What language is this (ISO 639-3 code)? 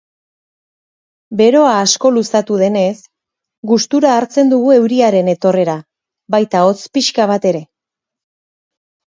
eus